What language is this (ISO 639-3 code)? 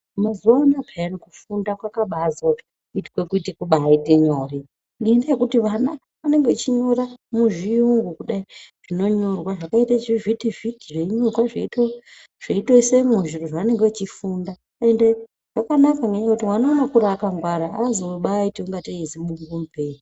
ndc